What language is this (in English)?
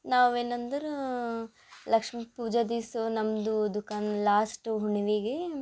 Kannada